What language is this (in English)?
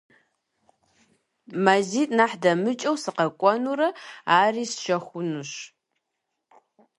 Kabardian